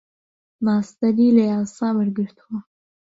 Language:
Central Kurdish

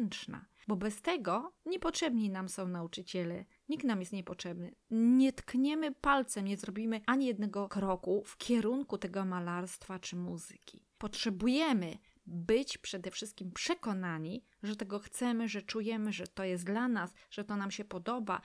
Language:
Polish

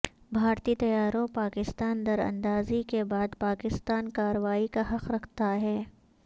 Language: Urdu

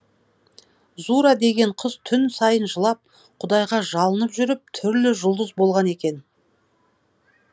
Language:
Kazakh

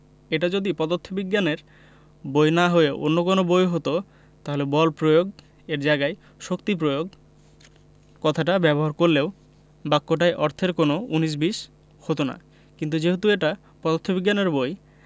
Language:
Bangla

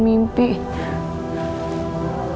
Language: Indonesian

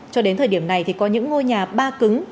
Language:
Vietnamese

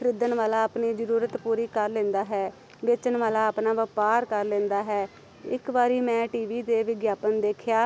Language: Punjabi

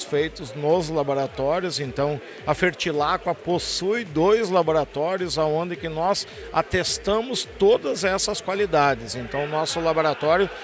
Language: Portuguese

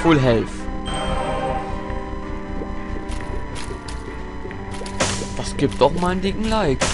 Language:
German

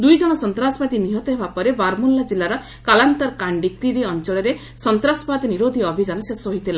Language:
Odia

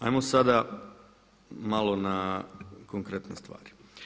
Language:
Croatian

